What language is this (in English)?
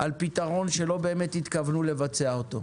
Hebrew